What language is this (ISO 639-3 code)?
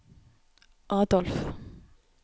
nor